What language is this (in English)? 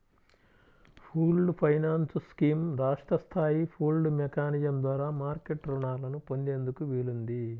Telugu